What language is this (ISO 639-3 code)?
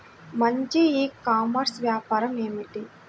tel